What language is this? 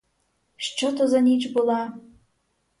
Ukrainian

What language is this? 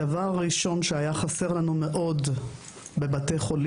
Hebrew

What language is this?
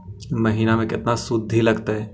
Magahi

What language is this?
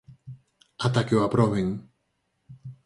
Galician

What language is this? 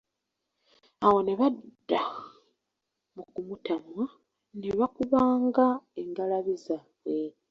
Ganda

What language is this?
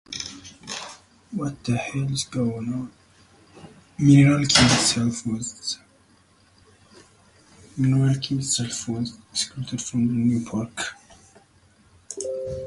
English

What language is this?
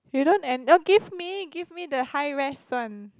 English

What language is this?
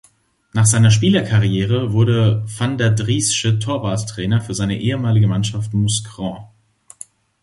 German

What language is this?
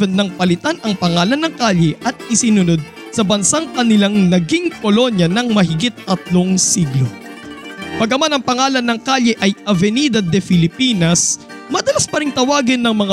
Filipino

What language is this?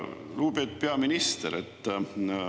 Estonian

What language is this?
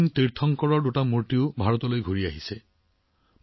Assamese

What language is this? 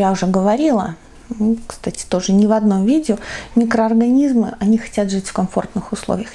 Russian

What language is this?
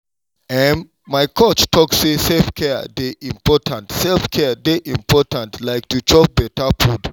Nigerian Pidgin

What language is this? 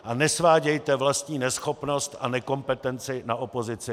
Czech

